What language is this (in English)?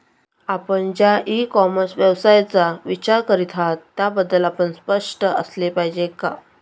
Marathi